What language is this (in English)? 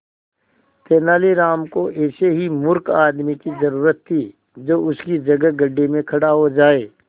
Hindi